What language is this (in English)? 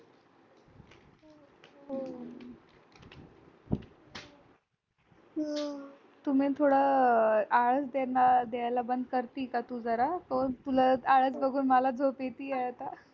Marathi